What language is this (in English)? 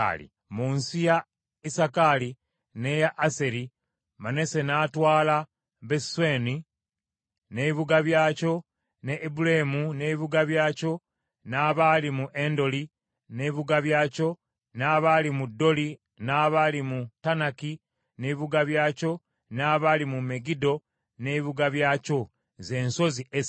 Ganda